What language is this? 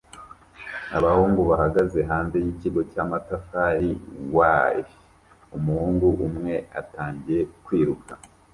Kinyarwanda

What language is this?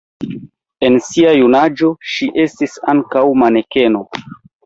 Esperanto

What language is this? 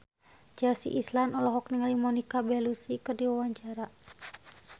Sundanese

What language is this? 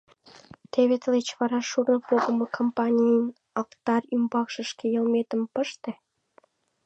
Mari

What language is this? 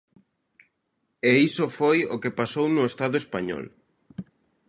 Galician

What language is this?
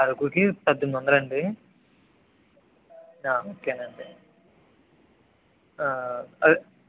Telugu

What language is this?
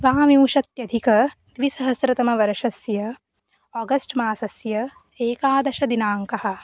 Sanskrit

